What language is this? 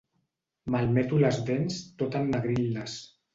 Catalan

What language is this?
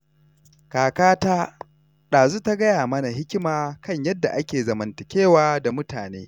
Hausa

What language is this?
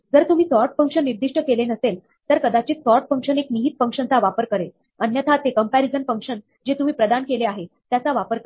Marathi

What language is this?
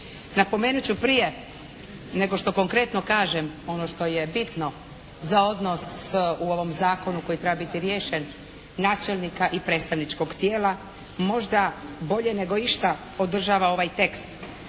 Croatian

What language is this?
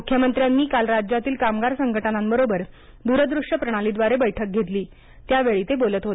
Marathi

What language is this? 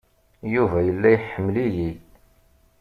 Kabyle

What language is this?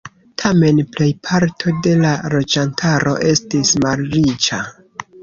Esperanto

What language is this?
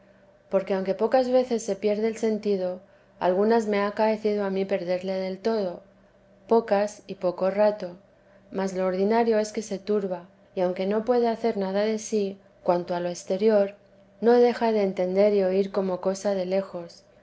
Spanish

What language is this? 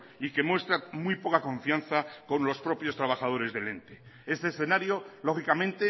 Spanish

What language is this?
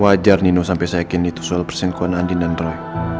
Indonesian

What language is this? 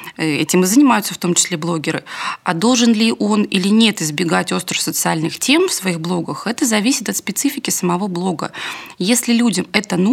Russian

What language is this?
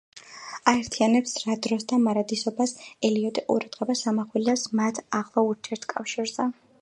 Georgian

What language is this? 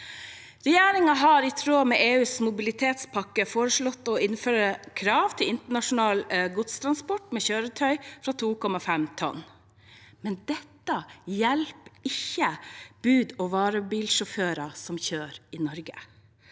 Norwegian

